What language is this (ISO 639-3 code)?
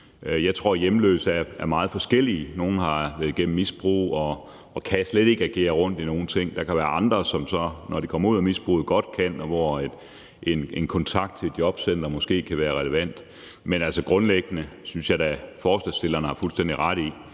dan